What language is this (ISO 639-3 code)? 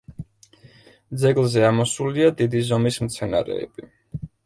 kat